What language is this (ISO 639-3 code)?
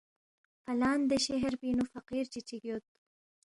bft